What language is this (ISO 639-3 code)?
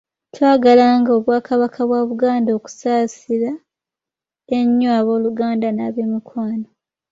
lug